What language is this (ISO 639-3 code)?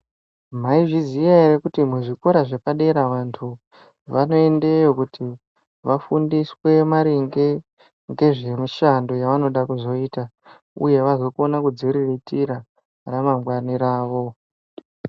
ndc